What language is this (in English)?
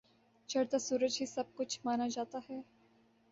Urdu